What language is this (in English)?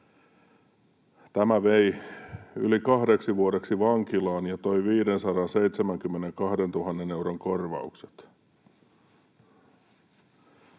Finnish